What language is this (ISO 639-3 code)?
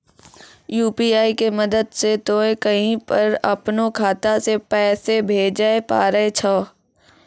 mai